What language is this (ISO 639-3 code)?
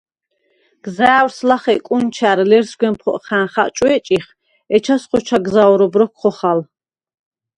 sva